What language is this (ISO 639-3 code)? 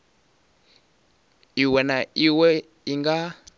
ven